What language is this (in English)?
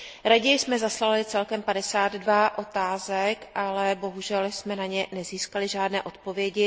Czech